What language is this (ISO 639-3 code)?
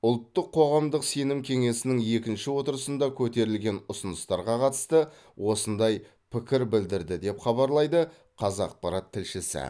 kaz